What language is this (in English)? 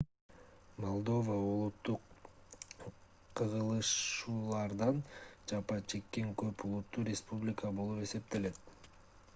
Kyrgyz